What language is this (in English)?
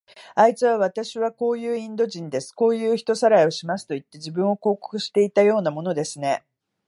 Japanese